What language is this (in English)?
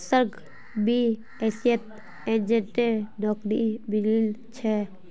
Magahi